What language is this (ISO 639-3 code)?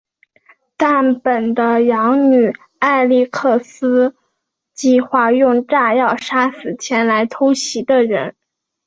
zho